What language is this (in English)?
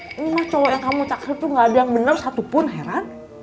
Indonesian